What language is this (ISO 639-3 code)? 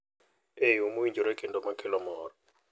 luo